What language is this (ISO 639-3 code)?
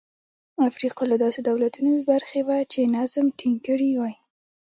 pus